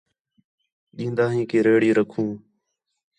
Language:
Khetrani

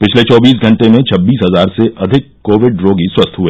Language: Hindi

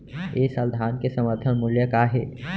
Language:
Chhattisgarhi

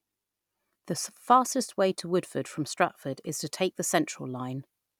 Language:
English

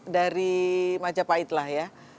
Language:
Indonesian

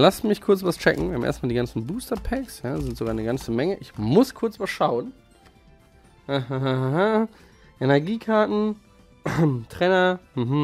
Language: German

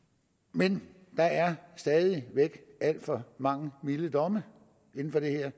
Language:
Danish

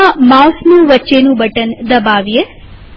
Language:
Gujarati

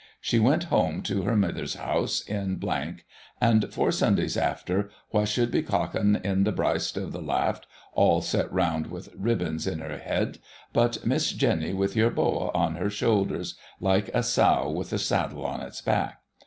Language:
English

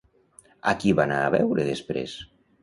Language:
Catalan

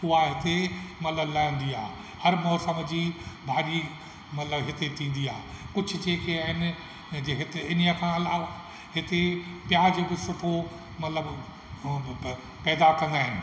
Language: Sindhi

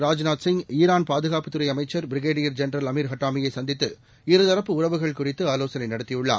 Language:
Tamil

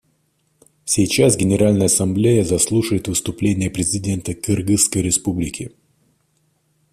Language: Russian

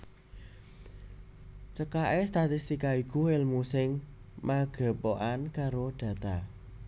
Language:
Javanese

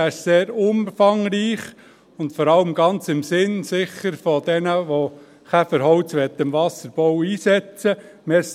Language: Swiss German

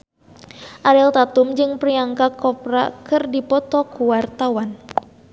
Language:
Sundanese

